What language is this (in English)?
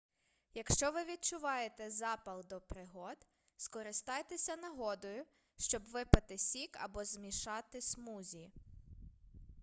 Ukrainian